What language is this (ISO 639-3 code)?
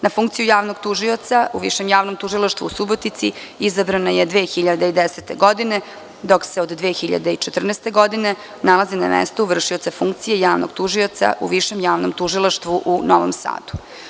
srp